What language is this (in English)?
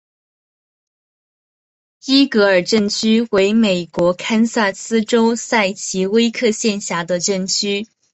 Chinese